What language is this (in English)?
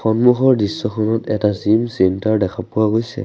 Assamese